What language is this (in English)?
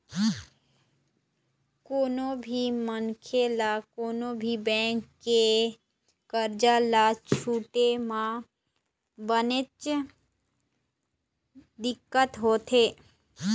Chhattisgarhi